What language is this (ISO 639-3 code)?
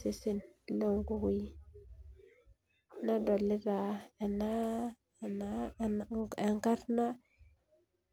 mas